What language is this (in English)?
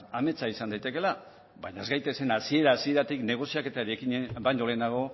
Basque